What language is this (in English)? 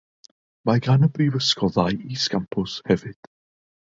Welsh